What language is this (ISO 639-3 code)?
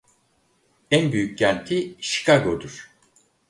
tur